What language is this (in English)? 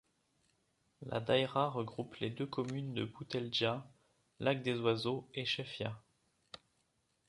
French